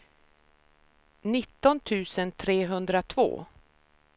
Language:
Swedish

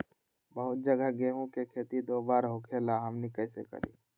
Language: Magahi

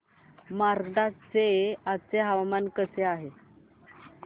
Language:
Marathi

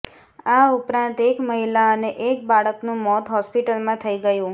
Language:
Gujarati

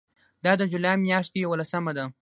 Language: Pashto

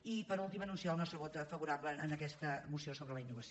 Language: Catalan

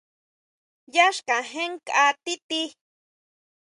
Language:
Huautla Mazatec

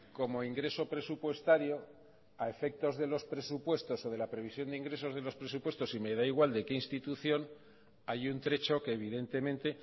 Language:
Spanish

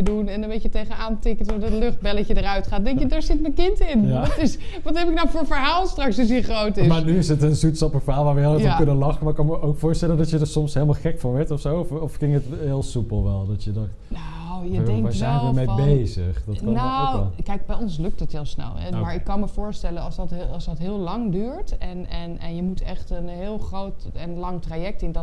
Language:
Dutch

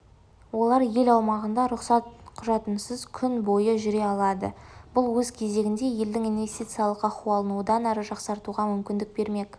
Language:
Kazakh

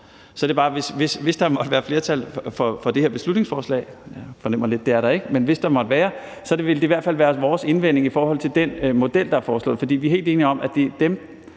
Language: Danish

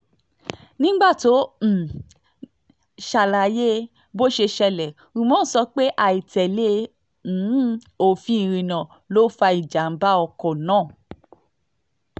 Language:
Yoruba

